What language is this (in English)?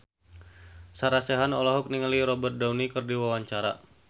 Sundanese